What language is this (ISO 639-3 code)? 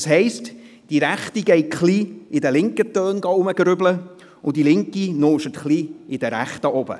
gsw